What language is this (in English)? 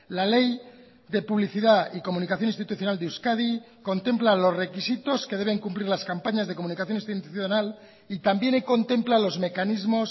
Spanish